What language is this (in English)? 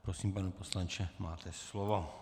Czech